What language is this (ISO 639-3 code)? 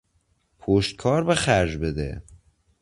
fas